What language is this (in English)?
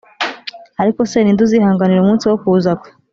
Kinyarwanda